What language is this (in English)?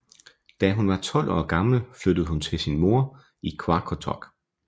Danish